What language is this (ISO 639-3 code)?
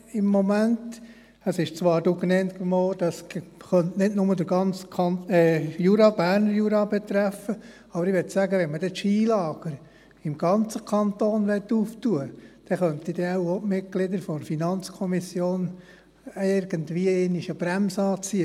gsw